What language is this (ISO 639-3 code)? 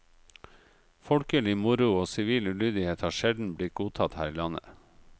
nor